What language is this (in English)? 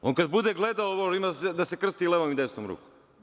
Serbian